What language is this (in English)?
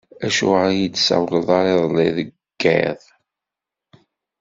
Kabyle